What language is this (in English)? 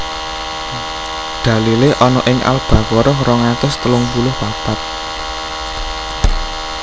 Javanese